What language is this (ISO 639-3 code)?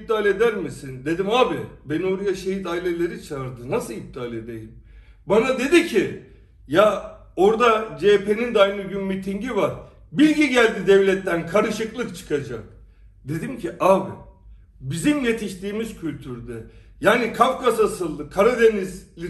tur